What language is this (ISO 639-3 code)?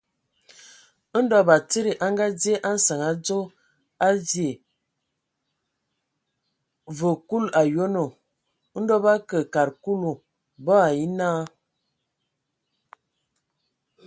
ewo